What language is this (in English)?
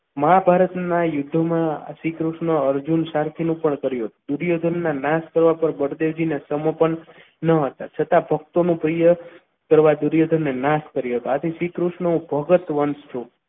Gujarati